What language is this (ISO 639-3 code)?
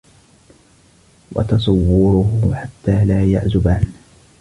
ara